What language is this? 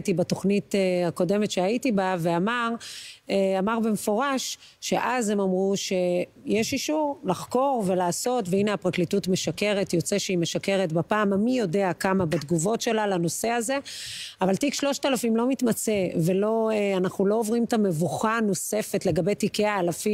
Hebrew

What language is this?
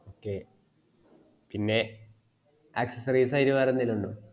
Malayalam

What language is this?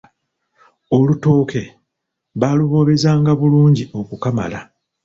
Ganda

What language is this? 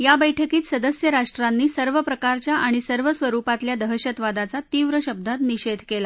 Marathi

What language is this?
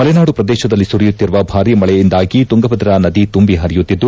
Kannada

